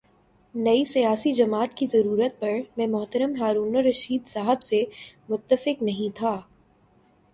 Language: Urdu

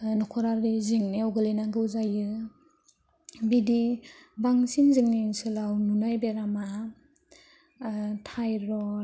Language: Bodo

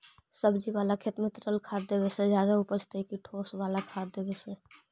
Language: Magahi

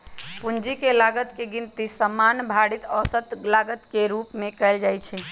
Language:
Magahi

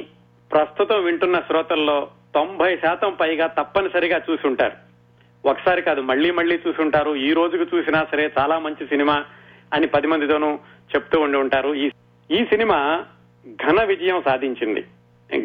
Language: Telugu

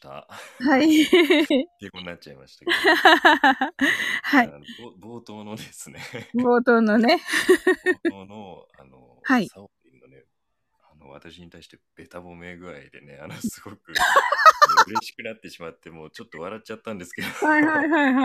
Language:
Japanese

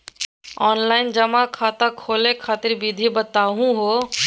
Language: Magahi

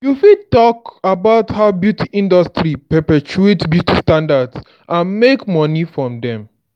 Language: Nigerian Pidgin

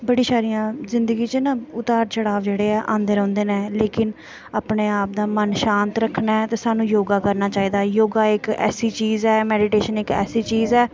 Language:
Dogri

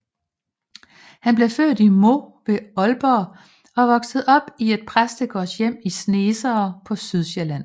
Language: Danish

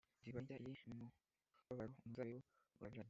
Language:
Kinyarwanda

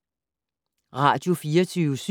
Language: Danish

